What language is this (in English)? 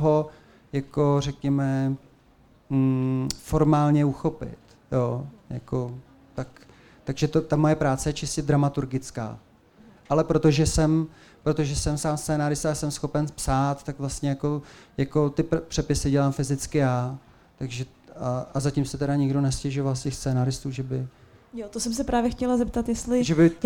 Czech